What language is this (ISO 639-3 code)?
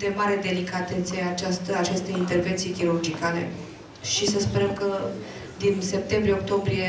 ron